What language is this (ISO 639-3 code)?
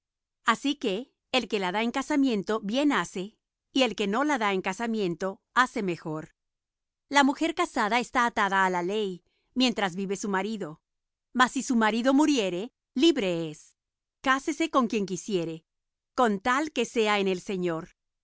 spa